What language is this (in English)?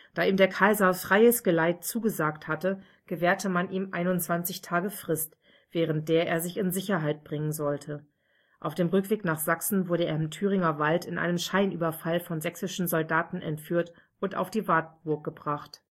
German